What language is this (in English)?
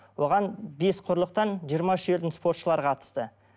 Kazakh